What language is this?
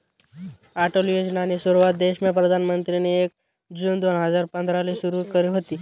Marathi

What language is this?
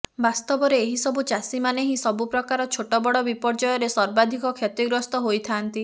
Odia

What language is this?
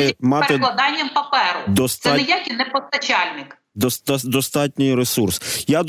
Ukrainian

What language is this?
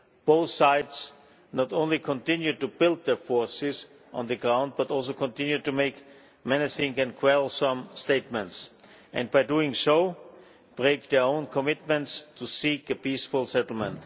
English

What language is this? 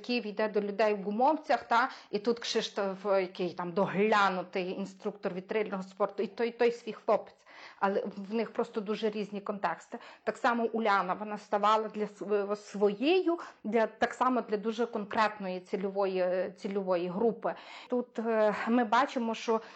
Ukrainian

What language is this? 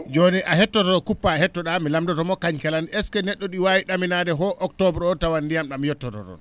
Fula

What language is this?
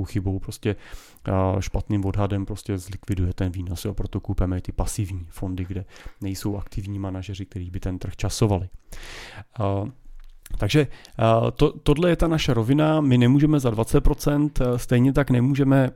Czech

